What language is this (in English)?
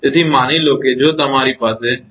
Gujarati